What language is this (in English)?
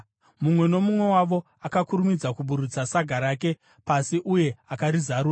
Shona